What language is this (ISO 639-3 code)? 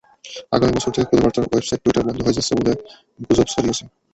ben